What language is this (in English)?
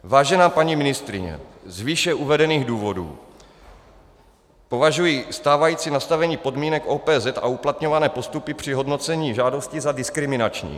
Czech